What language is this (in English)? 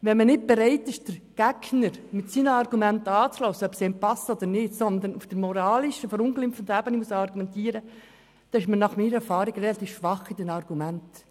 Swiss German